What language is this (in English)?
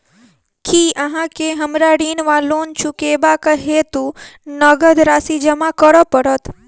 Maithili